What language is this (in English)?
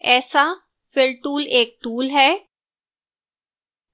Hindi